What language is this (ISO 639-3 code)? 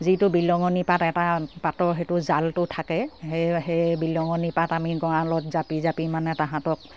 asm